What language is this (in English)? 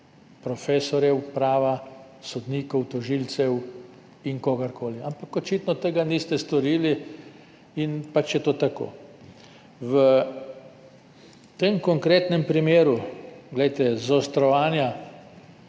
Slovenian